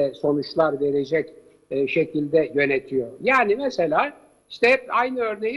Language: Turkish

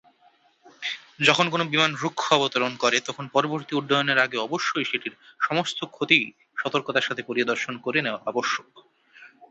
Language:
Bangla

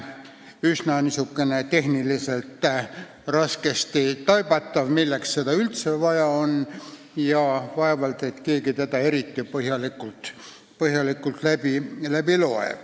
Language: Estonian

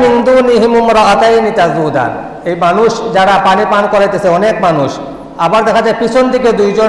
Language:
Indonesian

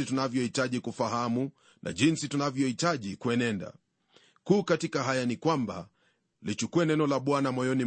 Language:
Swahili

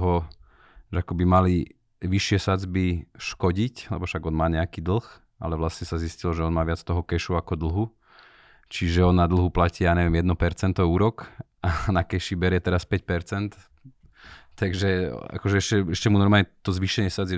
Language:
Slovak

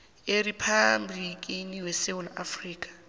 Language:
South Ndebele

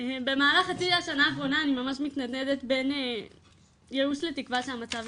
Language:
Hebrew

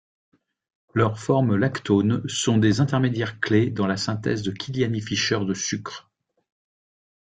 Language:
French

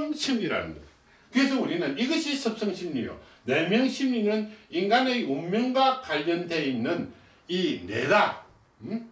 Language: Korean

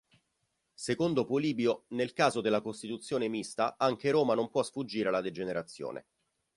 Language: Italian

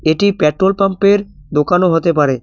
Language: Bangla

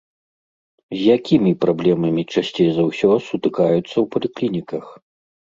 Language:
Belarusian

